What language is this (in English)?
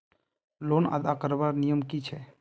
Magahi